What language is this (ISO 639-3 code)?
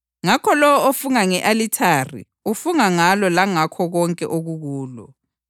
nde